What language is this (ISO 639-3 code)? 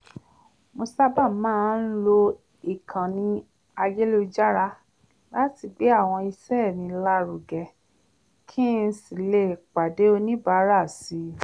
yor